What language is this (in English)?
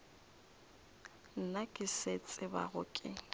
Northern Sotho